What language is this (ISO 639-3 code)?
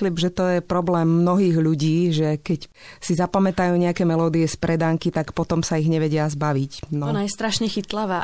slk